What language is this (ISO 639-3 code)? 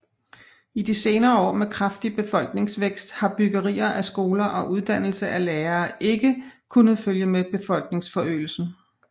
dan